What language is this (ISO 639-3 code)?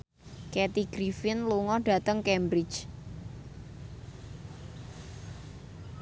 jav